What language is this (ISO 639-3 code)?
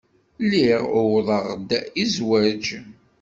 kab